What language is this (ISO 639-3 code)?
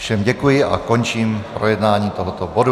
ces